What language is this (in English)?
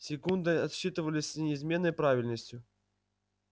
Russian